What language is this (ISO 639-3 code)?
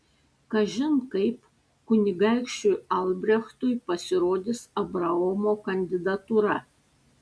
lit